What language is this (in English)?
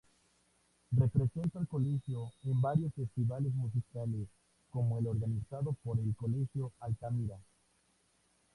Spanish